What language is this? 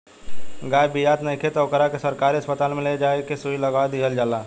Bhojpuri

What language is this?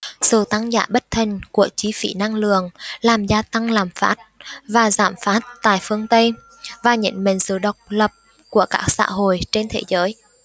Vietnamese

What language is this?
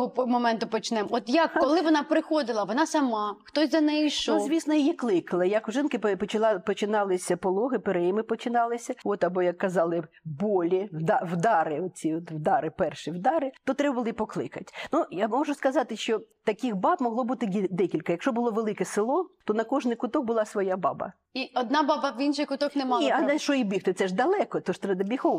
Ukrainian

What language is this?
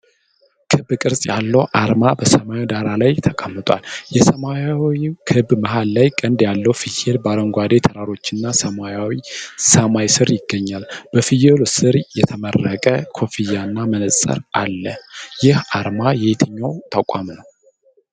Amharic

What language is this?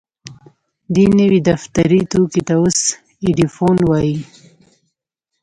Pashto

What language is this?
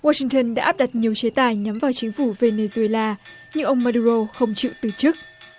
Vietnamese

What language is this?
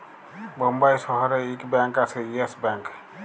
Bangla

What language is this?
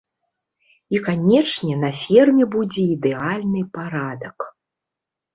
Belarusian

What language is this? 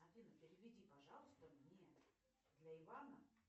Russian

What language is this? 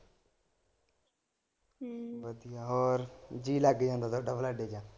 Punjabi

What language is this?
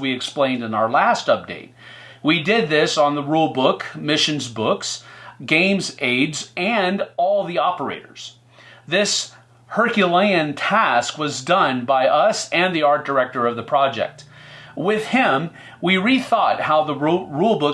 English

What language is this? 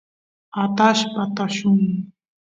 Santiago del Estero Quichua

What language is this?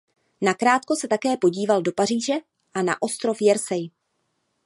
Czech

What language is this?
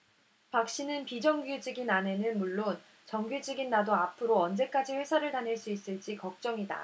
Korean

